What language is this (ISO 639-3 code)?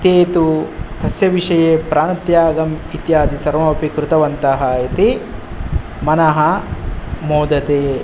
san